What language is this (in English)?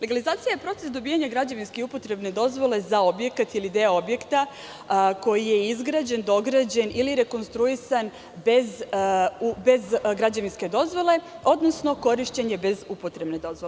Serbian